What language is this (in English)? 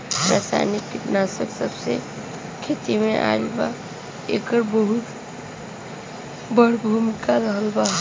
Bhojpuri